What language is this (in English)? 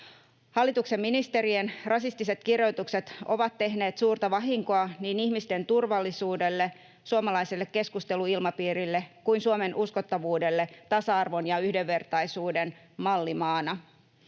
Finnish